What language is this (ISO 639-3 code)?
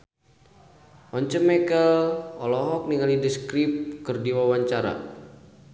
sun